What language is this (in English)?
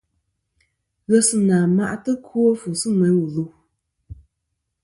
Kom